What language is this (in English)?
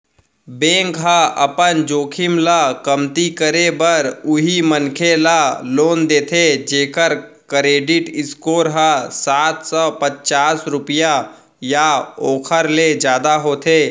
Chhattisgarhi